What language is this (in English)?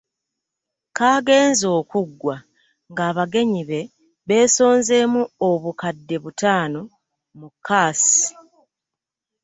Ganda